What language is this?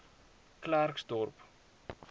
Afrikaans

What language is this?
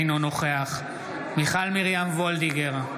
Hebrew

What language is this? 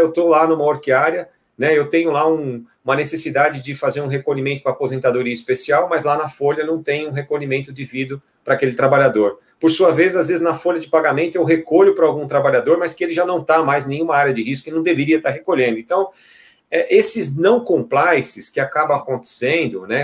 Portuguese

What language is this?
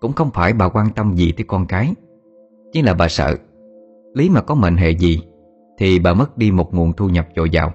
Vietnamese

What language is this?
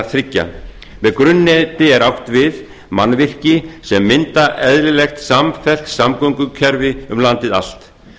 Icelandic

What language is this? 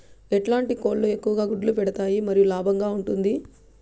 Telugu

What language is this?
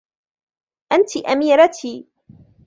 Arabic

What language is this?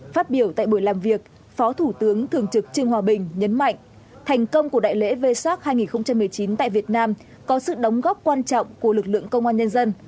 Vietnamese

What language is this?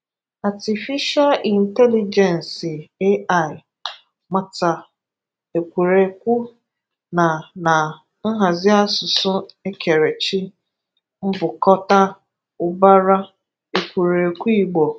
Igbo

